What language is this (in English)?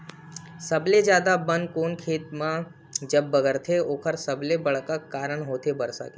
Chhattisgarhi